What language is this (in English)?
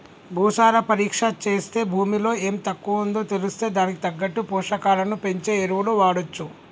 Telugu